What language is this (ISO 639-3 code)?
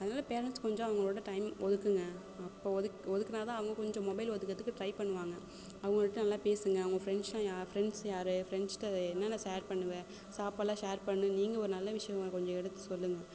tam